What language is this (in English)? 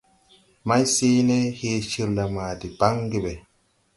Tupuri